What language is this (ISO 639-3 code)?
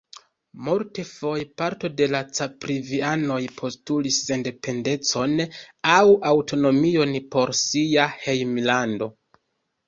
epo